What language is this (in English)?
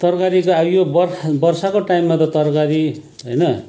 Nepali